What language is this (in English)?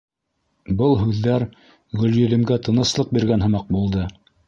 Bashkir